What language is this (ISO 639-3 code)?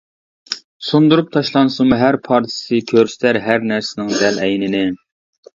uig